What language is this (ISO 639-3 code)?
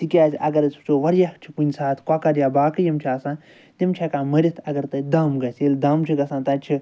kas